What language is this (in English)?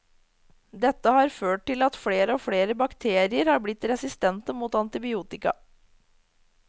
Norwegian